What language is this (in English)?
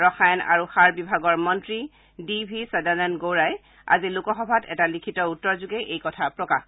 Assamese